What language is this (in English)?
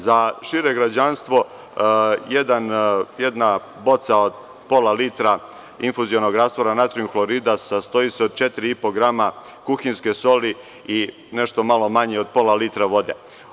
Serbian